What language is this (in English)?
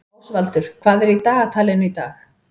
Icelandic